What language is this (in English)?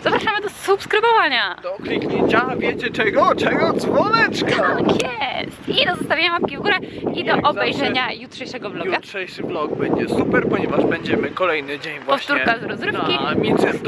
Polish